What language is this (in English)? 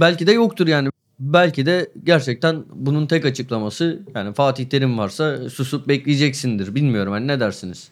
Turkish